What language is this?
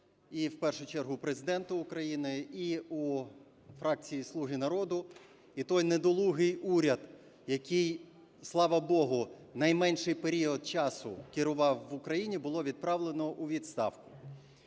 Ukrainian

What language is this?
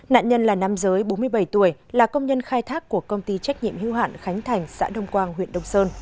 Vietnamese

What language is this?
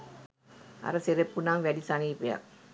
Sinhala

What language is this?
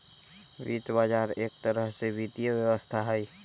Magahi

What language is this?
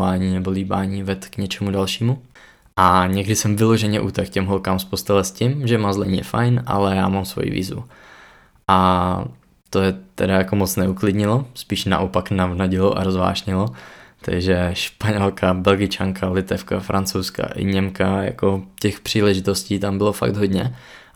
Czech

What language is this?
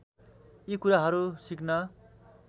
Nepali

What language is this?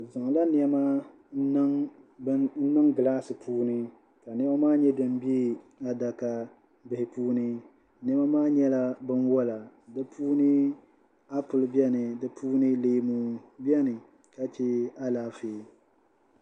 Dagbani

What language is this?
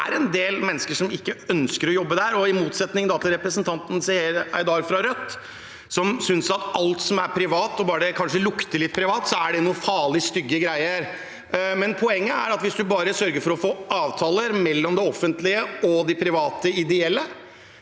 Norwegian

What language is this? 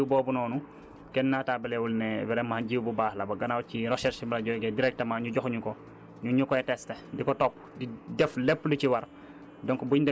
Wolof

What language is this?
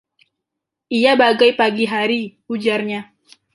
Indonesian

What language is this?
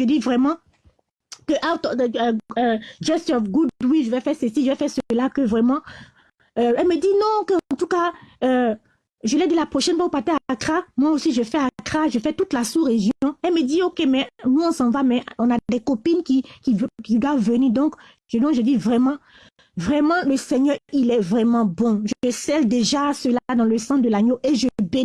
French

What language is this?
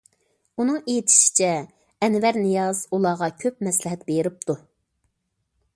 Uyghur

